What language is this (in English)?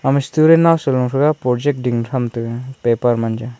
Wancho Naga